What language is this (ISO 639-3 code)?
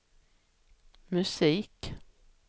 swe